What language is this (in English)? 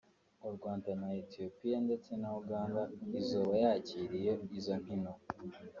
Kinyarwanda